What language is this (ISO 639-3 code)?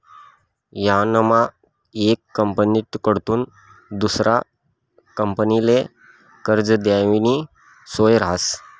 mar